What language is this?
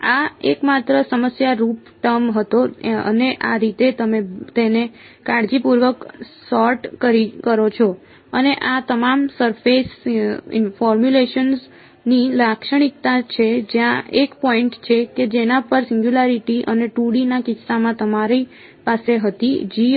Gujarati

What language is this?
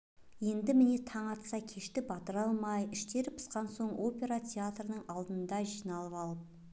Kazakh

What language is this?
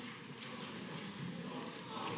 Slovenian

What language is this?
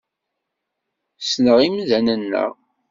Kabyle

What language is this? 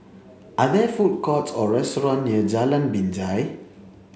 English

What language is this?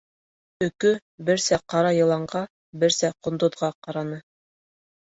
Bashkir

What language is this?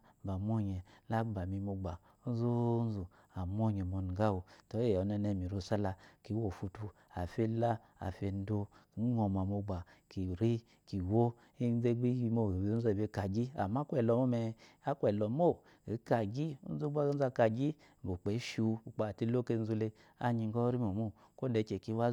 Eloyi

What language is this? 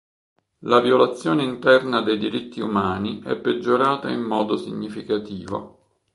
Italian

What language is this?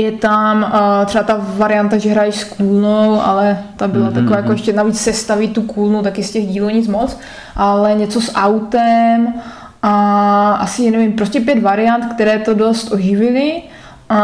Czech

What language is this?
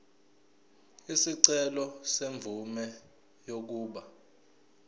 Zulu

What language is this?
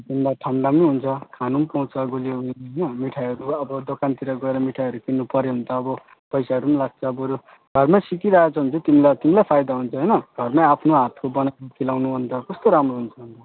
Nepali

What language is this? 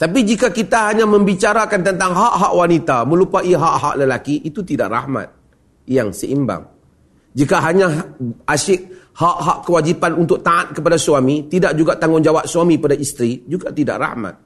Malay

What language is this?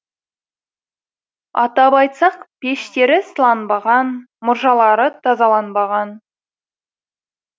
Kazakh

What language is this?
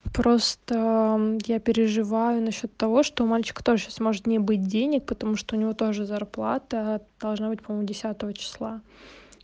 Russian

